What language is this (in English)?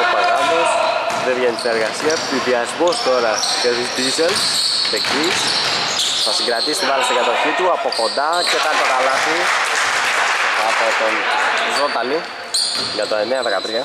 Greek